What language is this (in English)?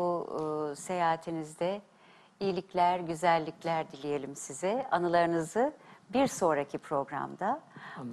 Turkish